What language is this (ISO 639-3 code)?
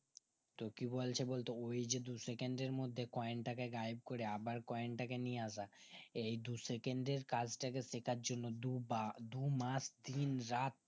ben